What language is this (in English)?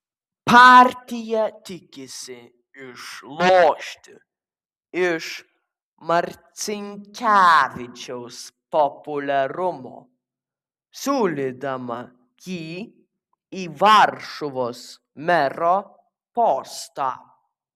Lithuanian